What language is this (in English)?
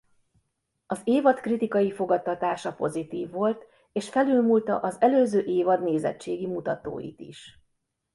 Hungarian